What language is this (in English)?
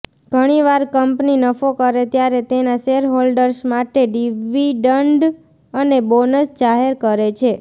Gujarati